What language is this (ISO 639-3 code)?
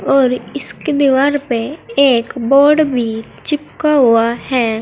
hin